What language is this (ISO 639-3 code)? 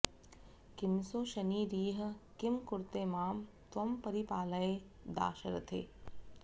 san